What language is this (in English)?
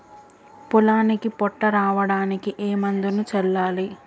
Telugu